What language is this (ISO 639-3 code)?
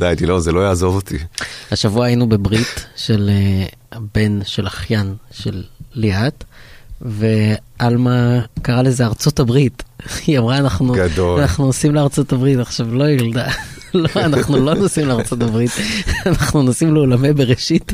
heb